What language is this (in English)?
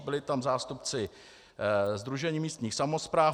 Czech